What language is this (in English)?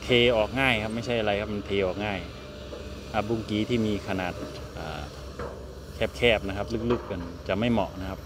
Thai